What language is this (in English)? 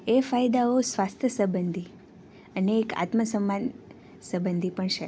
Gujarati